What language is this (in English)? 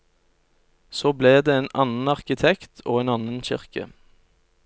Norwegian